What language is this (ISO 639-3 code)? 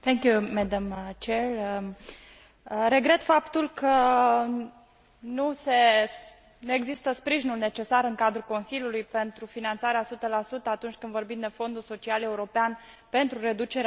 ron